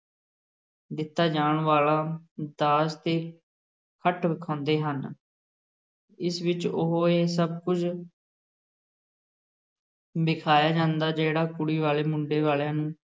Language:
Punjabi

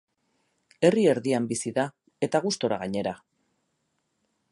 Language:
Basque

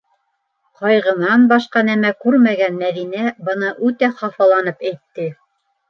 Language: Bashkir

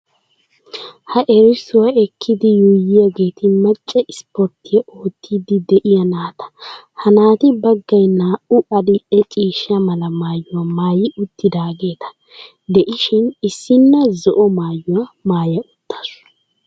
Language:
Wolaytta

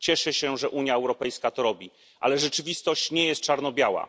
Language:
Polish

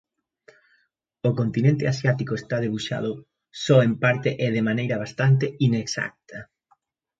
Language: Galician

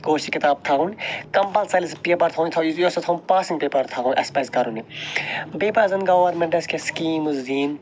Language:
Kashmiri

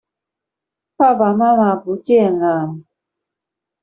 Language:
Chinese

